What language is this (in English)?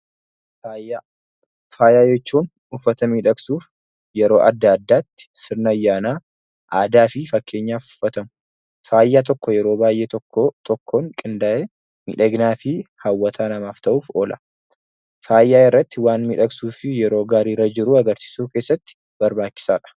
Oromo